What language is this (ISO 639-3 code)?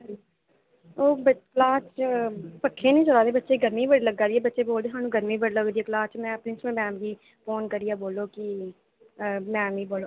doi